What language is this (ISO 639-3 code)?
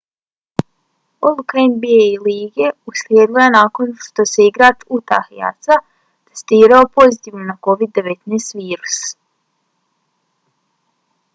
bos